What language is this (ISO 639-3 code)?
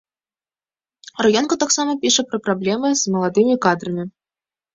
bel